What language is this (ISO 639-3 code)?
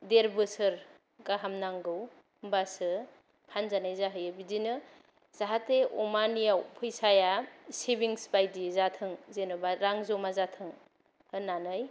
brx